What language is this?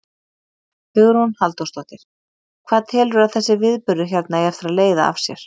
Icelandic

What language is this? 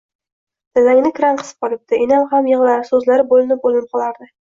Uzbek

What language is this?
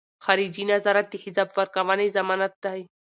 Pashto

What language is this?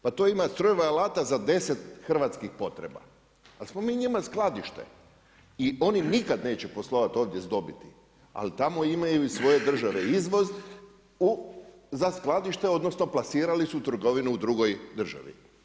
Croatian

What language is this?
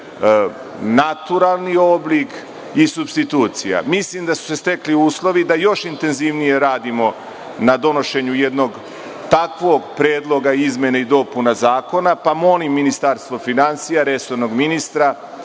Serbian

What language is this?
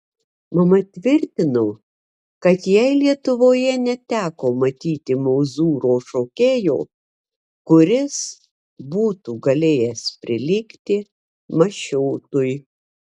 Lithuanian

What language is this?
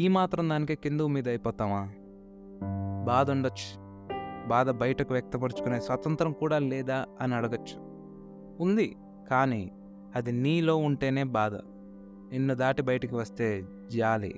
Telugu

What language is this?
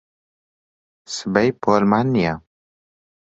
Central Kurdish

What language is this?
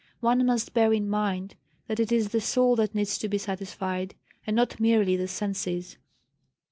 English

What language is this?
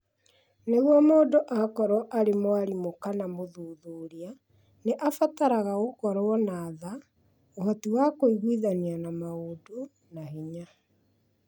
Kikuyu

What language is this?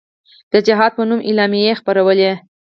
Pashto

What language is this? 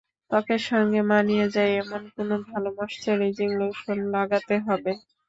Bangla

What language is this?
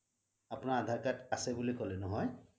Assamese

